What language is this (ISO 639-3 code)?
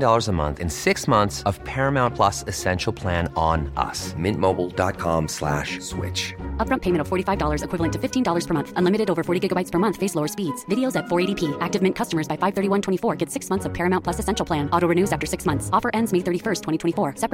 swe